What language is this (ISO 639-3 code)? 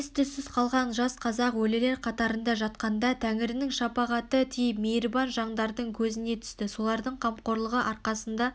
kaz